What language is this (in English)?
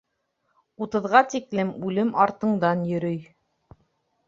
Bashkir